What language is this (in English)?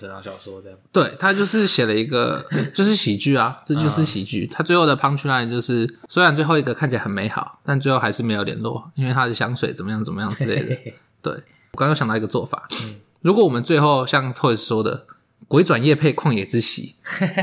Chinese